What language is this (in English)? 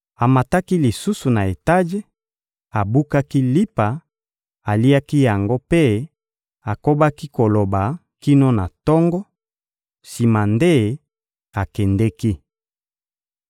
Lingala